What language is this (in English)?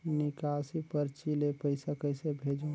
Chhattisgarhi